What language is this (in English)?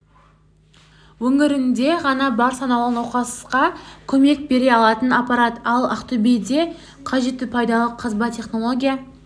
Kazakh